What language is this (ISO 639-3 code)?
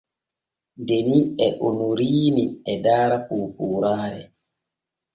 fue